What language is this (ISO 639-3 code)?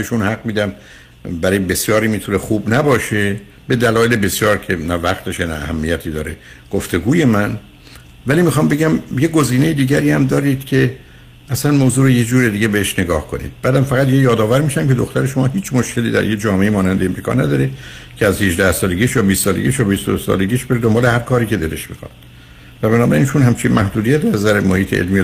fas